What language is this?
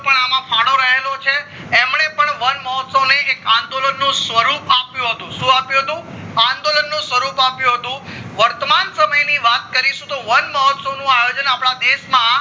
Gujarati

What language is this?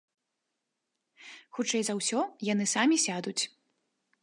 Belarusian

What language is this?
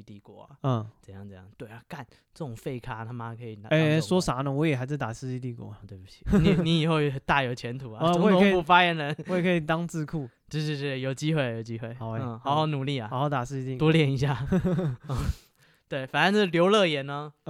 Chinese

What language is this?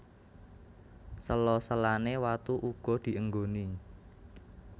Javanese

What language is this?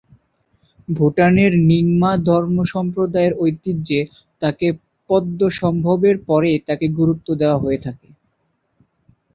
Bangla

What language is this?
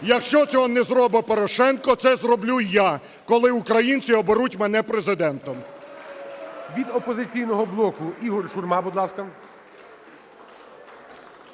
Ukrainian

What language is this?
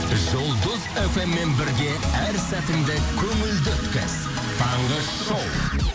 Kazakh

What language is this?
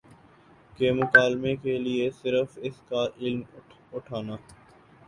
Urdu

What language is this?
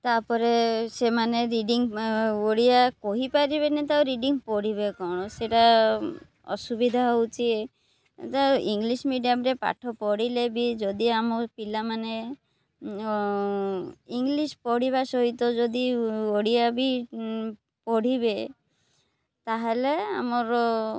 Odia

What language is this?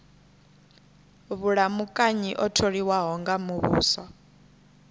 Venda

